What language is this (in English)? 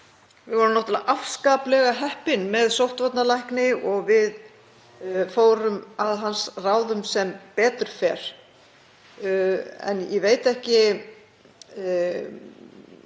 Icelandic